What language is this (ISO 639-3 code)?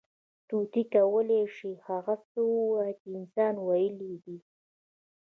pus